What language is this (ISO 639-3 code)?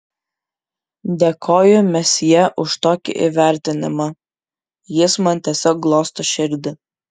lit